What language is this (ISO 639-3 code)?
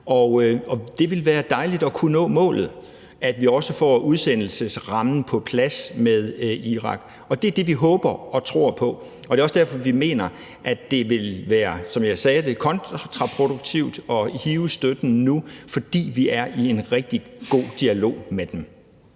dan